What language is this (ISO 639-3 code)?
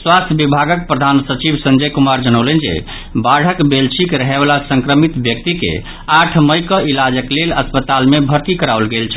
mai